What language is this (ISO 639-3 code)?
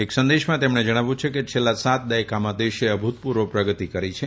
guj